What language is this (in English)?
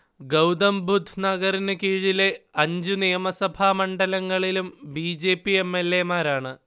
Malayalam